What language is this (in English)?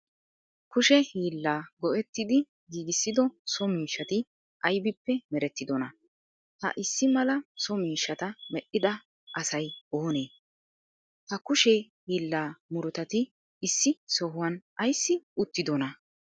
Wolaytta